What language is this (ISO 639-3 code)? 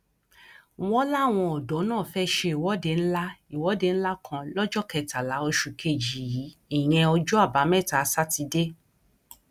yor